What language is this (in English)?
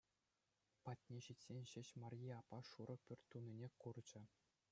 Chuvash